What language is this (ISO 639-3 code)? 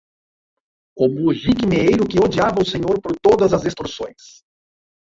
por